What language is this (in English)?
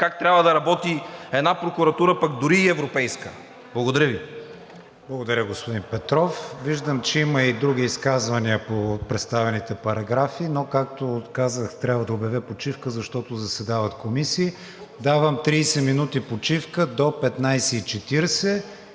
Bulgarian